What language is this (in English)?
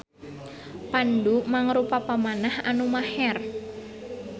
Sundanese